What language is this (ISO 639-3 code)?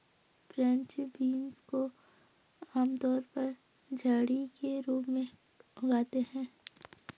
hin